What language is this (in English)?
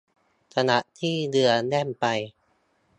Thai